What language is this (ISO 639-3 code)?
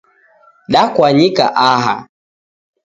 dav